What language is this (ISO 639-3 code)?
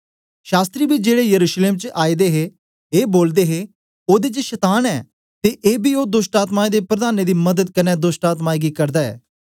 doi